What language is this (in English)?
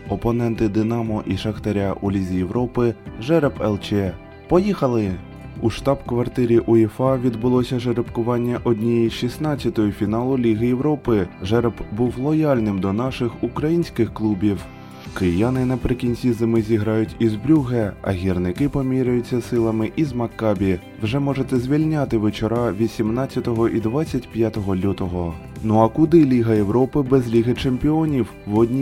Ukrainian